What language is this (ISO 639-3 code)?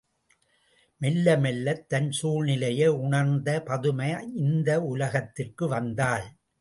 tam